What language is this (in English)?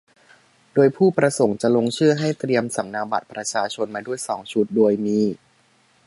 Thai